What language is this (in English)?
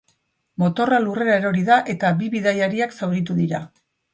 Basque